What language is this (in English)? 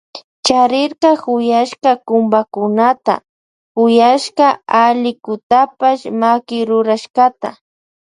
Loja Highland Quichua